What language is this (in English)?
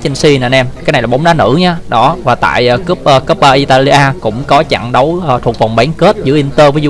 Vietnamese